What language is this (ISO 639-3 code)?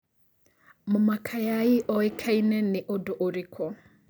kik